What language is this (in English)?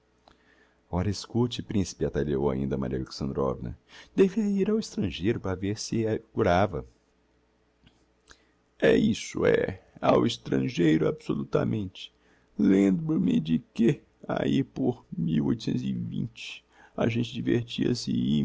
Portuguese